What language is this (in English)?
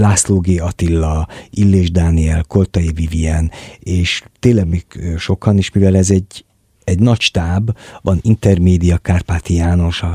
Hungarian